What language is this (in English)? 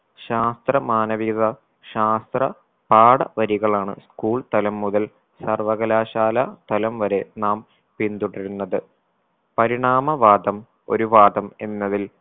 Malayalam